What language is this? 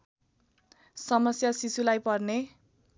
Nepali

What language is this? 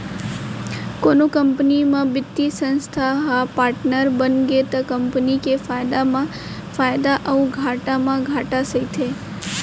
Chhattisgarhi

